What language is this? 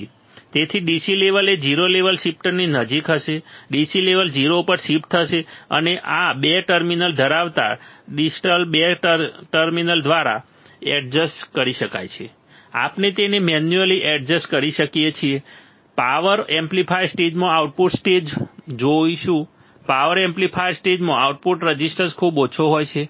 Gujarati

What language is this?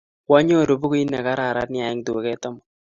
Kalenjin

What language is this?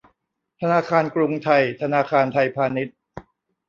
Thai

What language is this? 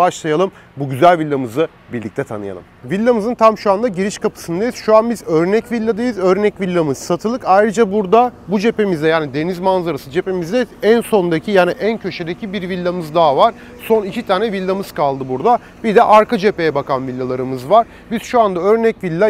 Turkish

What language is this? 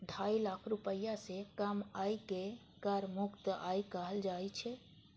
Maithili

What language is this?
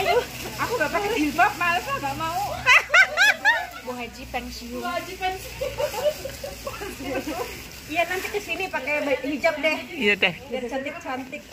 Indonesian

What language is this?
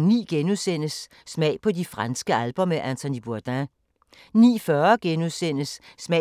Danish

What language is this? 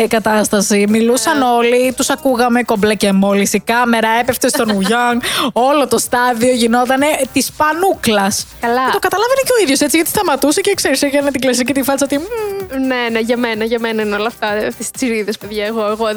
Greek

